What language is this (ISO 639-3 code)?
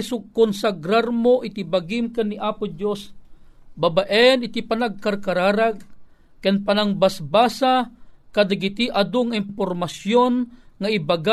fil